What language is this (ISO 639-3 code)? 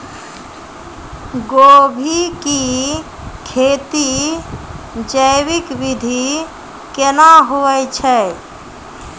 mai